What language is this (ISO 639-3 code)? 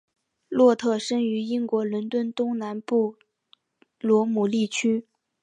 zho